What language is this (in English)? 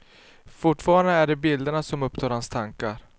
Swedish